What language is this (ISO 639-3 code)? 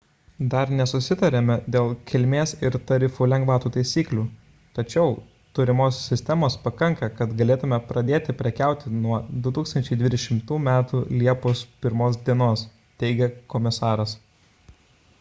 lit